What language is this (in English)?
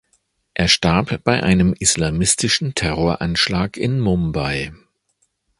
German